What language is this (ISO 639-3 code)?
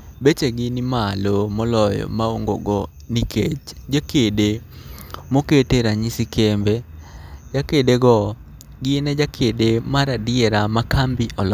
luo